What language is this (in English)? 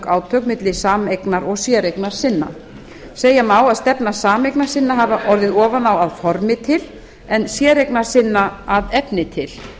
Icelandic